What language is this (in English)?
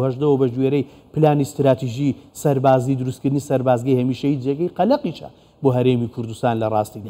Arabic